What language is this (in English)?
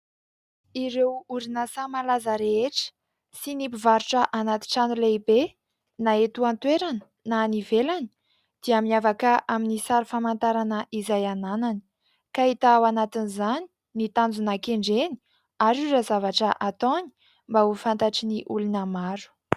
Malagasy